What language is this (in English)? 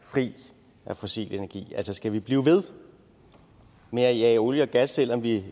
Danish